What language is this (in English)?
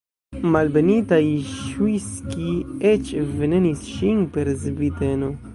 Esperanto